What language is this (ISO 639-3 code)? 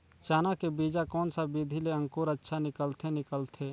hne